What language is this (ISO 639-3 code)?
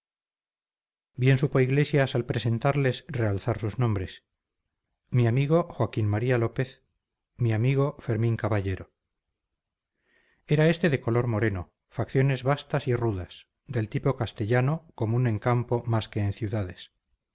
spa